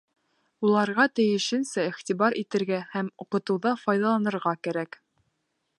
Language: Bashkir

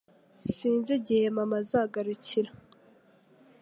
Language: Kinyarwanda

